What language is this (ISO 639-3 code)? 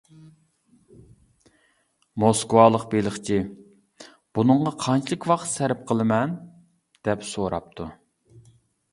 uig